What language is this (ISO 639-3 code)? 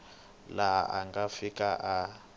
tso